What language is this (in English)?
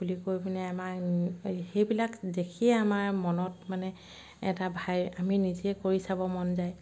Assamese